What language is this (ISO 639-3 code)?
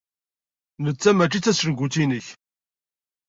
kab